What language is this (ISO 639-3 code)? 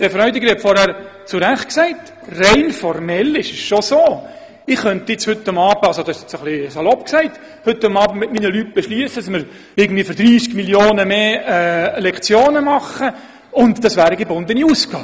gsw